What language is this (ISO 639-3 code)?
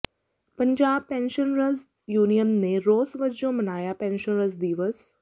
pan